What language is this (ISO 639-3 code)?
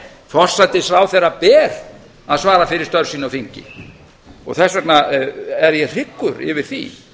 isl